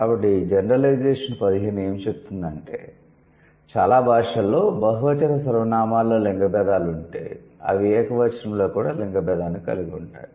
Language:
Telugu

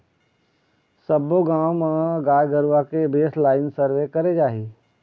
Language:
Chhattisgarhi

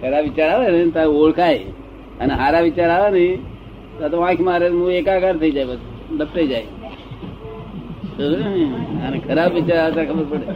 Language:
Gujarati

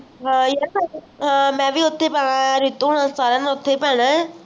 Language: Punjabi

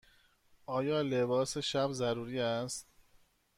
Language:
Persian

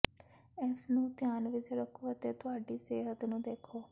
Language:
Punjabi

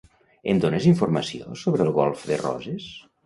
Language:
Catalan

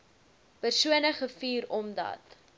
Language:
Afrikaans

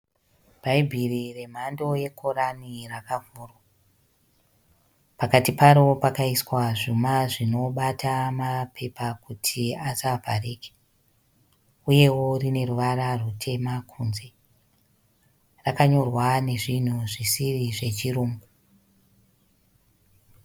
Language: Shona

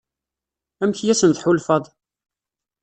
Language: Kabyle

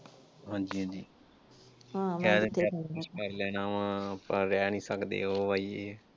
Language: Punjabi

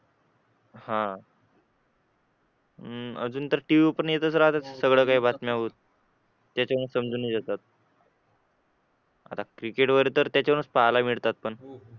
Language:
Marathi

